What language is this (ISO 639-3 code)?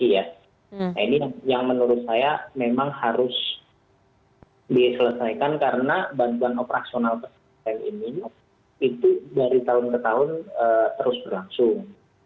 ind